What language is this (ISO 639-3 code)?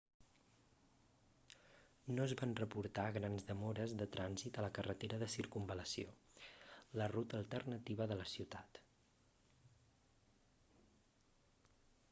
cat